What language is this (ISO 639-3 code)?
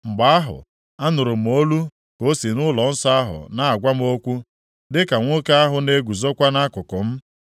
ibo